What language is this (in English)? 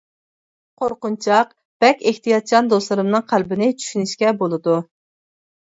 Uyghur